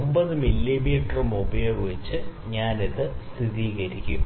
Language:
Malayalam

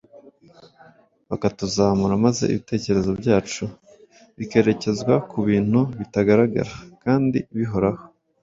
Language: Kinyarwanda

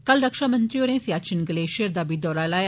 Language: Dogri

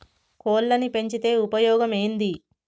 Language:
Telugu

